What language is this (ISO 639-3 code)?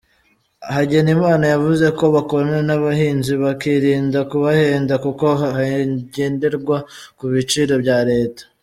kin